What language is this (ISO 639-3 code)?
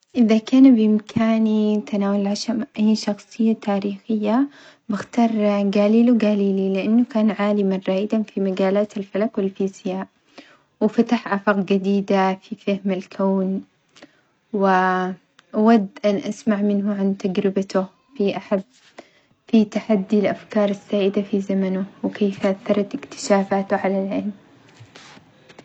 acx